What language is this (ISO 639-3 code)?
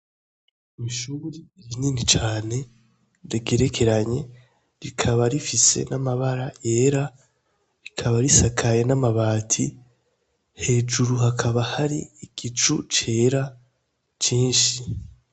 run